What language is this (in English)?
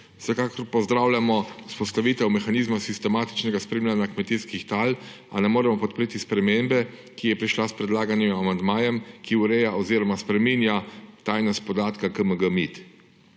Slovenian